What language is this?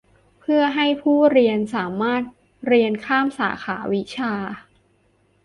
Thai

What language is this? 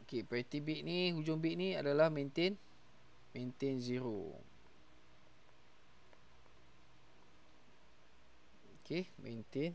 Malay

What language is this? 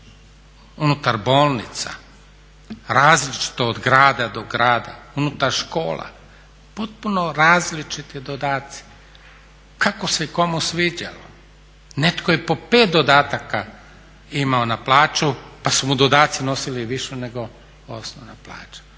Croatian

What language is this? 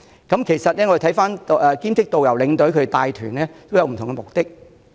Cantonese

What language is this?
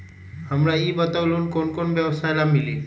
Magahi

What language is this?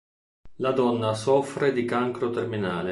Italian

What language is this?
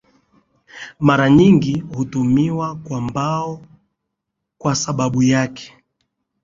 Swahili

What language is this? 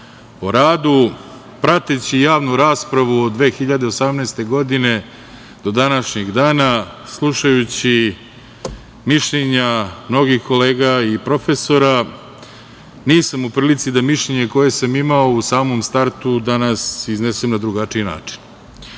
Serbian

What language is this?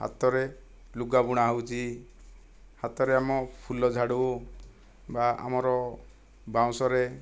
Odia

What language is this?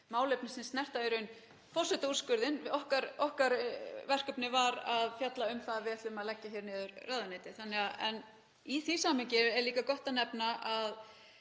Icelandic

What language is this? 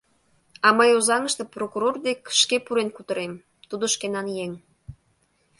Mari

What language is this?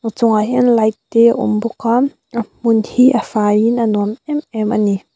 Mizo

